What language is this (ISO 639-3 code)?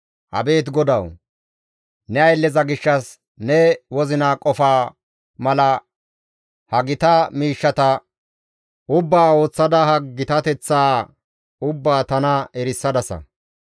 gmv